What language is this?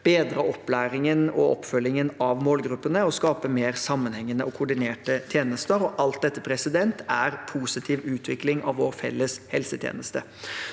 Norwegian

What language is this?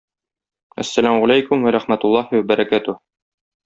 Tatar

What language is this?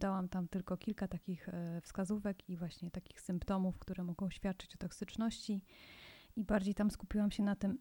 Polish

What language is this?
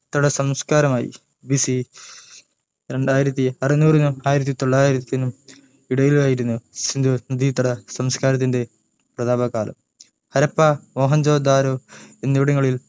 Malayalam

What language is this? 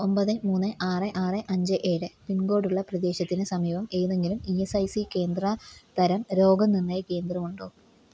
Malayalam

